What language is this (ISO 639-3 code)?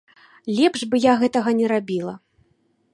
bel